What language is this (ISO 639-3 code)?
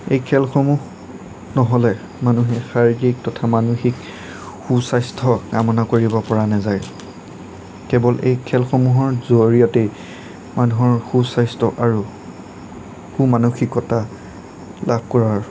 asm